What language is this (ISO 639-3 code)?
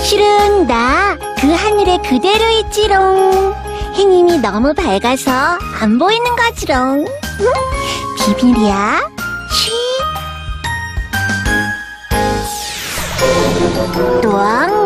kor